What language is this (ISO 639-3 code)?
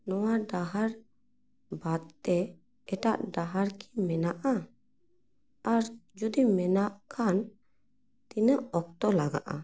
sat